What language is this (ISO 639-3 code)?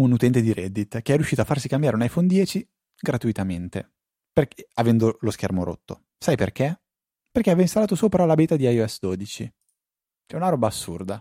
ita